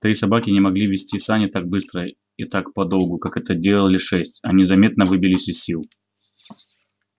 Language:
Russian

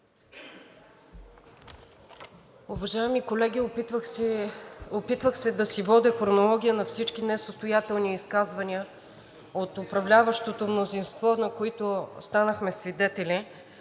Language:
Bulgarian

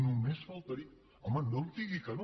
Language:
Catalan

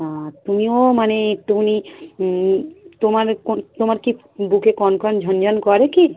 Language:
Bangla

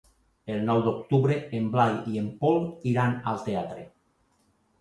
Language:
Catalan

